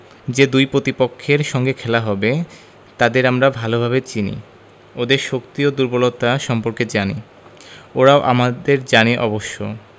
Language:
Bangla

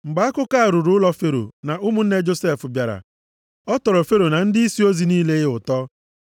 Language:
Igbo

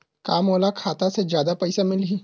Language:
Chhattisgarhi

